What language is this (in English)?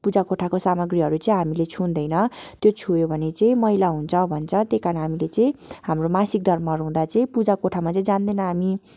Nepali